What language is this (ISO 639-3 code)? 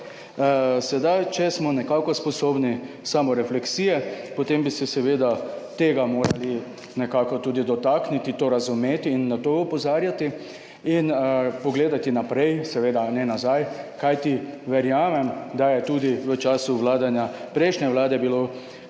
slv